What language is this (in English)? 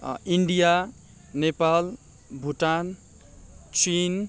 Nepali